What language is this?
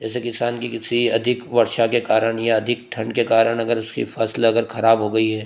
Hindi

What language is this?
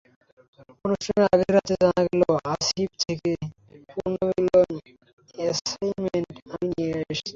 Bangla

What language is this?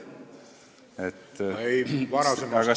Estonian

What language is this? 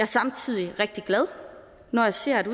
Danish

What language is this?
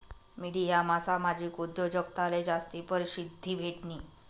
Marathi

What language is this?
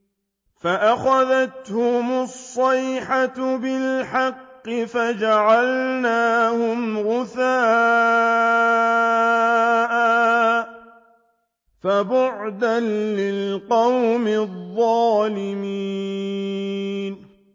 Arabic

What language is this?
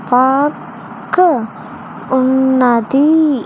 Telugu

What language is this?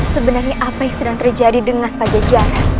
Indonesian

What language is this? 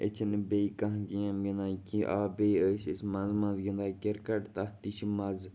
Kashmiri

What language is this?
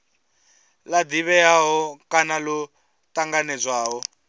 Venda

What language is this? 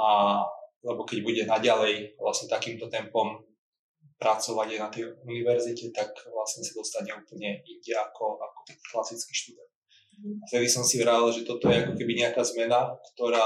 Slovak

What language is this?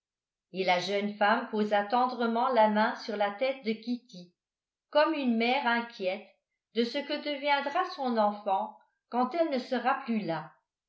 French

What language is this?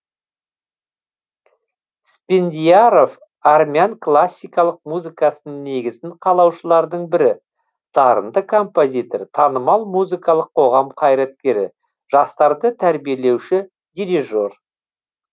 Kazakh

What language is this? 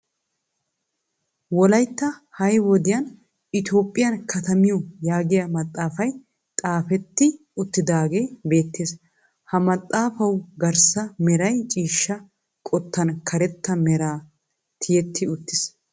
Wolaytta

